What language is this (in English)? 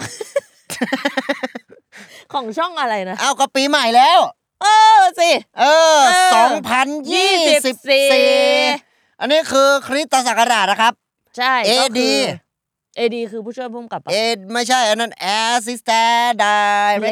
Thai